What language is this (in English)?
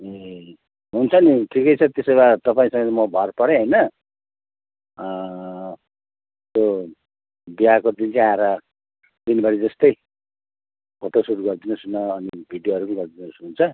Nepali